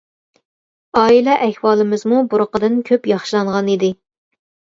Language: Uyghur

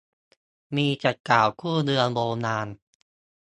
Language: Thai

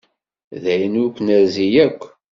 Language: Kabyle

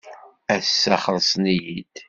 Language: Kabyle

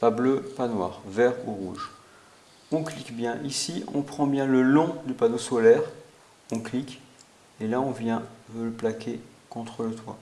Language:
French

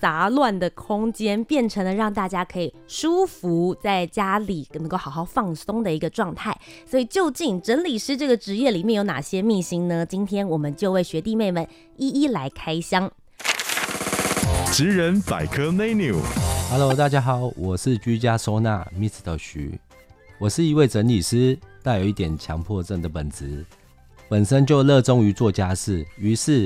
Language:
Chinese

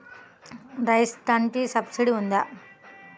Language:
Telugu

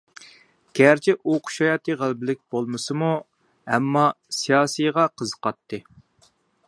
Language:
Uyghur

